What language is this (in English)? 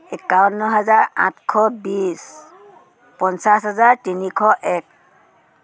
Assamese